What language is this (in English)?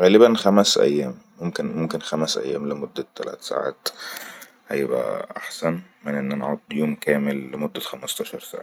Egyptian Arabic